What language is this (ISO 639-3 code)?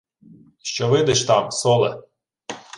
ukr